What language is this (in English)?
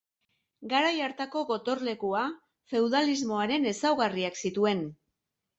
Basque